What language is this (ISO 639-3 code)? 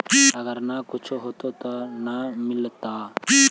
mag